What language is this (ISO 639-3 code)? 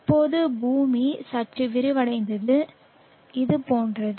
tam